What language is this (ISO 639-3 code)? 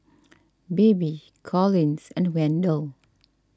eng